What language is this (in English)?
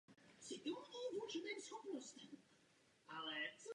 Czech